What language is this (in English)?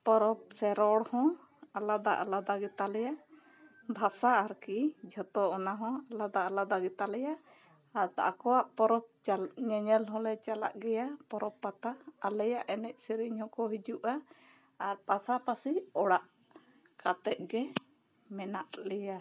Santali